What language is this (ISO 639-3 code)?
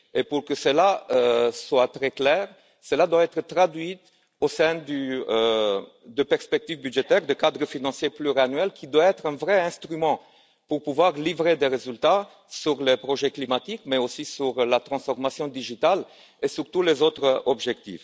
fra